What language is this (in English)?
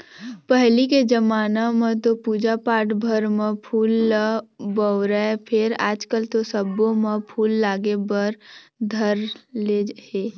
Chhattisgarhi